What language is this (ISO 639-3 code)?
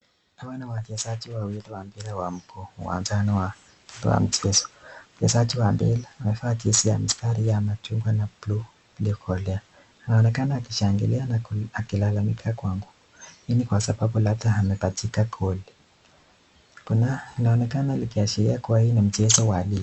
swa